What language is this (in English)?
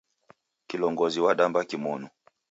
Taita